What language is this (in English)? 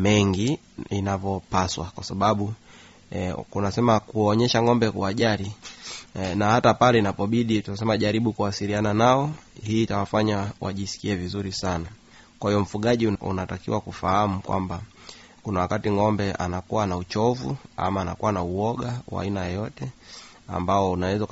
Swahili